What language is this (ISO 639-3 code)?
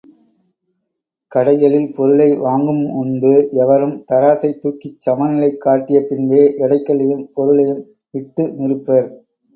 tam